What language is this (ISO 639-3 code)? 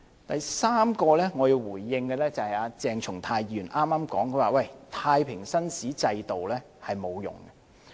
yue